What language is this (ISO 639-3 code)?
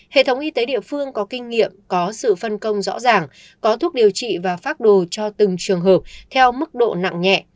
vie